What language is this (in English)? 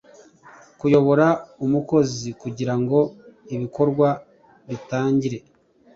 Kinyarwanda